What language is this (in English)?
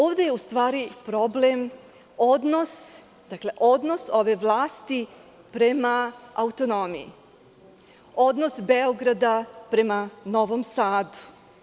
Serbian